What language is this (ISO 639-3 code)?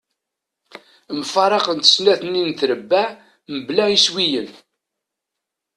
kab